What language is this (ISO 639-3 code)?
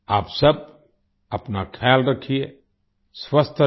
hin